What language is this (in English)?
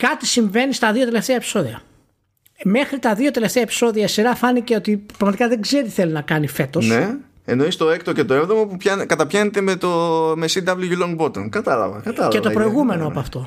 Greek